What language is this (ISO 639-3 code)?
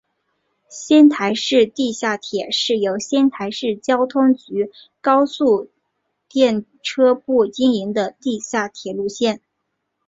zho